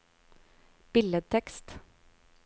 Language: Norwegian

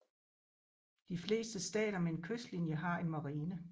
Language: Danish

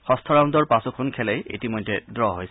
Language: Assamese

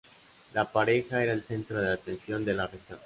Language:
Spanish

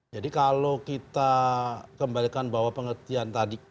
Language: Indonesian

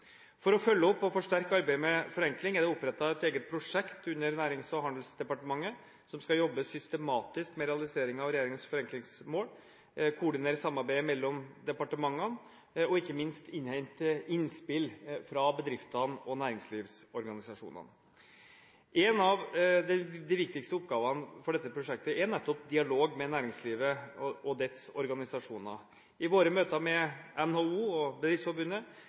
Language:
Norwegian Bokmål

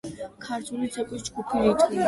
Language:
Georgian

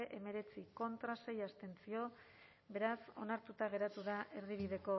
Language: Basque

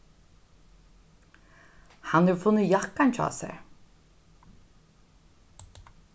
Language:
Faroese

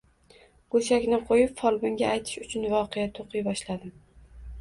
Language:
Uzbek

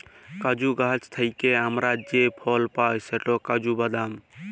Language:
Bangla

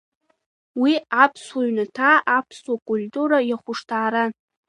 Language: Abkhazian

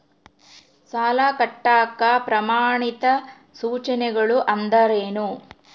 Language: Kannada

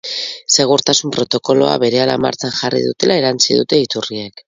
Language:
Basque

